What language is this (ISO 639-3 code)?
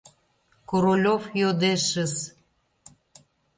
chm